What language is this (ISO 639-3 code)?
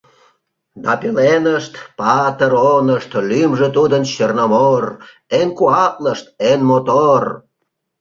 chm